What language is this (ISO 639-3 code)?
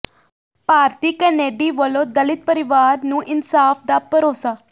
pan